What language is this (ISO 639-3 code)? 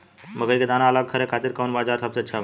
bho